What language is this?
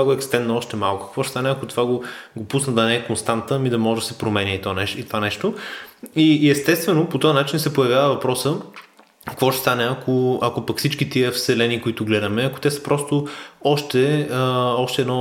Bulgarian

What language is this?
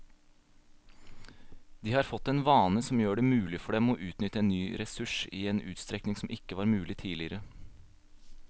Norwegian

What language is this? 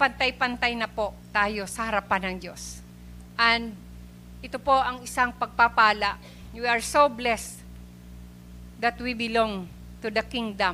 Filipino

